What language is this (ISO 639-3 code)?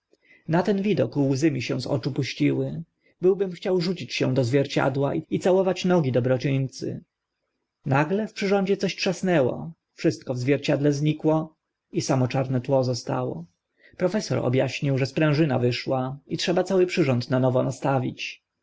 pol